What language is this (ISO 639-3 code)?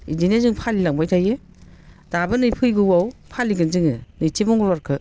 brx